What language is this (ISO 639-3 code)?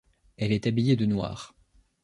fra